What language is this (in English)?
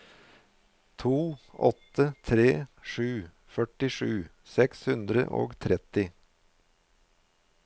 Norwegian